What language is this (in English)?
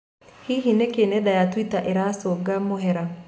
Kikuyu